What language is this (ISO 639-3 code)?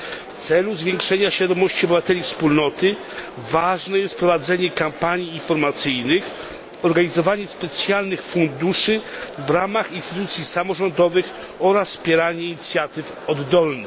pol